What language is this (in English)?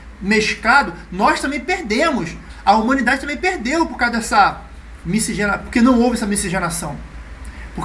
Portuguese